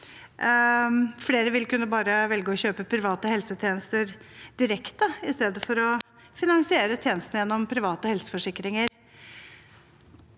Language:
Norwegian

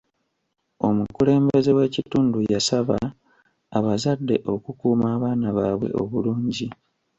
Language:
Ganda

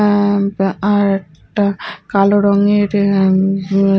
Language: Bangla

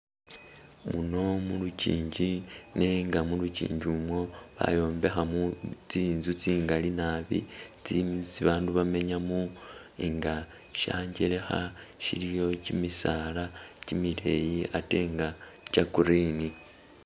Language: Masaaba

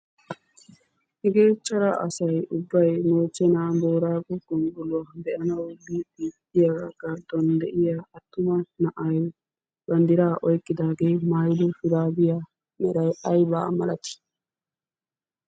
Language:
Wolaytta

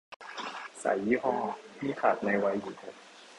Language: Thai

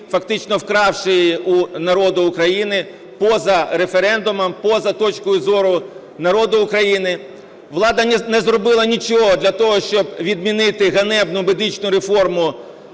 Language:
Ukrainian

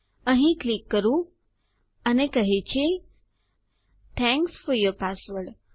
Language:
Gujarati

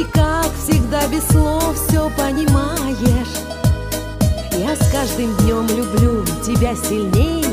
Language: Russian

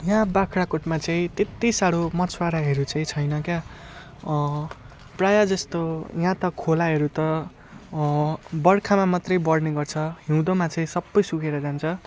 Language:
Nepali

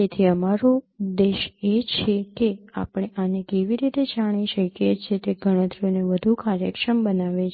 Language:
Gujarati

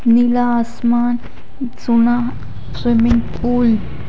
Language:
Hindi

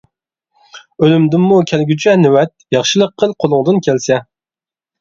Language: Uyghur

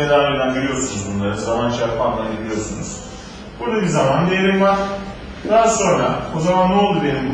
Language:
Turkish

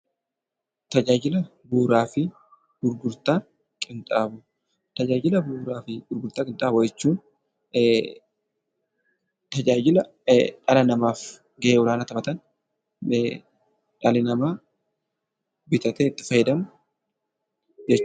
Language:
Oromo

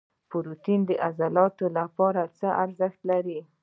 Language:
Pashto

